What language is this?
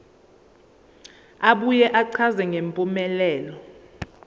Zulu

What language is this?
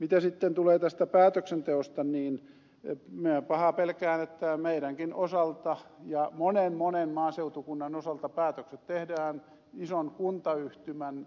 Finnish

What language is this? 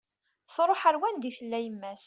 Kabyle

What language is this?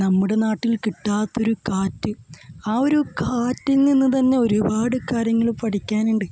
Malayalam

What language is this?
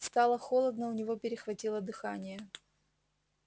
Russian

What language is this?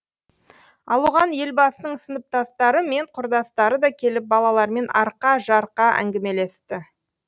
Kazakh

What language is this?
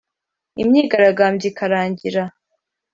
Kinyarwanda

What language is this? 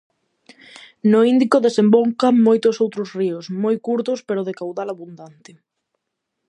Galician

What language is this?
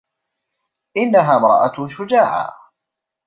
Arabic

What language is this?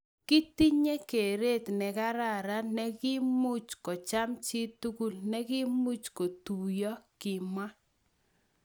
Kalenjin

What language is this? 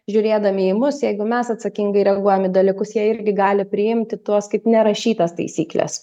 Lithuanian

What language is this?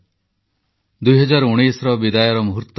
Odia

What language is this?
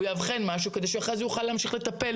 Hebrew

